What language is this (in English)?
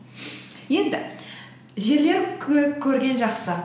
Kazakh